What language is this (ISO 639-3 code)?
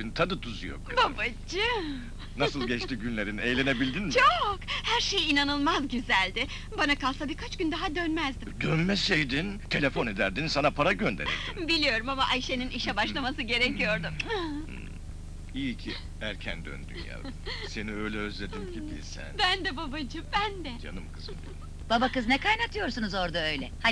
tur